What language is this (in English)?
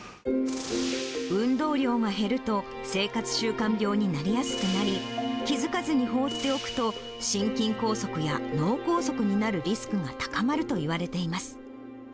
Japanese